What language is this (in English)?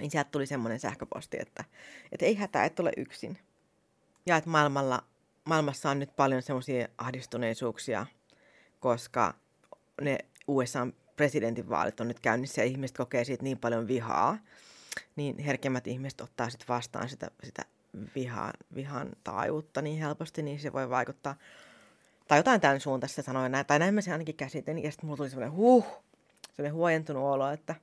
Finnish